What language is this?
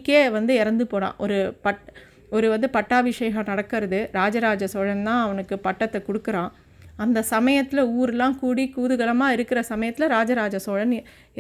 Tamil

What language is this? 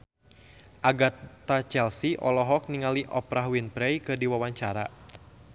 Sundanese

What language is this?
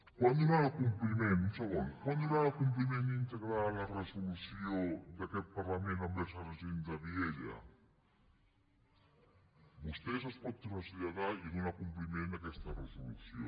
Catalan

